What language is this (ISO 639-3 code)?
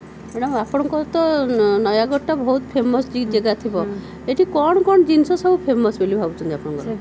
ori